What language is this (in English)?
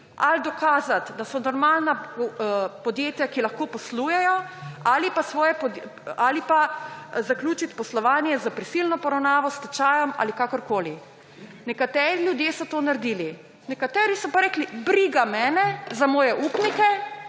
Slovenian